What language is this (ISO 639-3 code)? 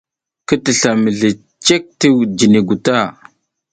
giz